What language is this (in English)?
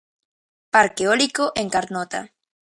Galician